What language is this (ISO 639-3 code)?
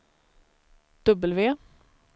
swe